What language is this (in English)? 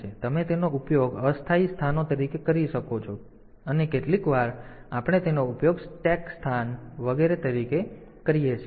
Gujarati